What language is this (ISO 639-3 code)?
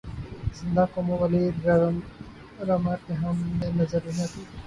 urd